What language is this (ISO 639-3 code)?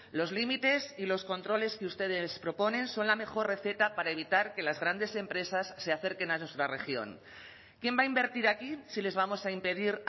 spa